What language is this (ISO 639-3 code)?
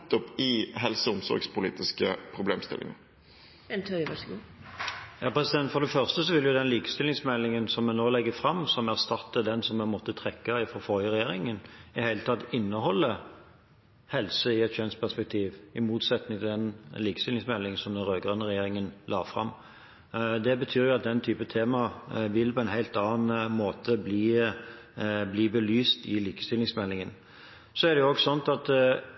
nob